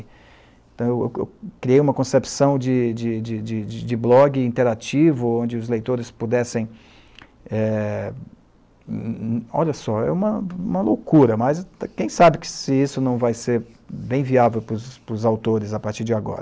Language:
Portuguese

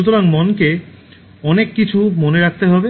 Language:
Bangla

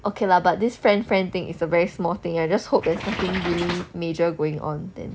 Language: English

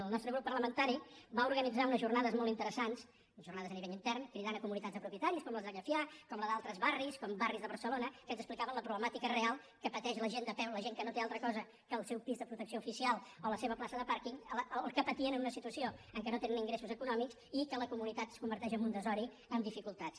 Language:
Catalan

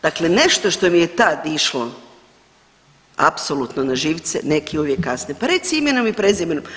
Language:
Croatian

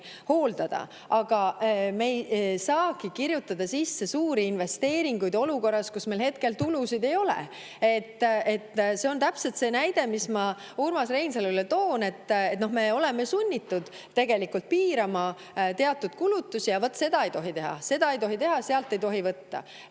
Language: Estonian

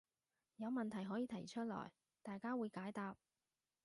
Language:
Cantonese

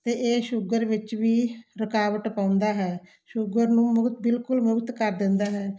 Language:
Punjabi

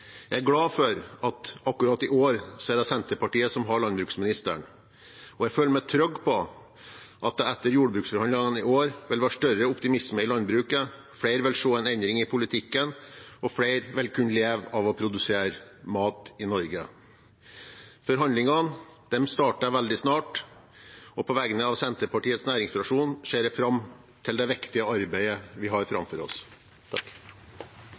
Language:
Norwegian Bokmål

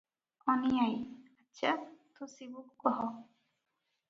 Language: Odia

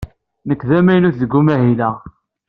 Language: Kabyle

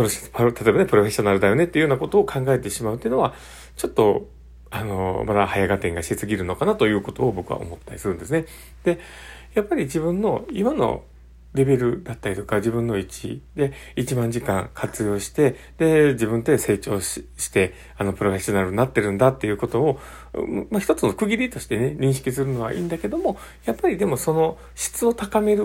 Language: Japanese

